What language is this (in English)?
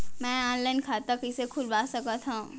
Chhattisgarhi